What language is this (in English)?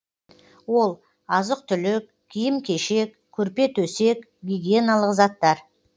Kazakh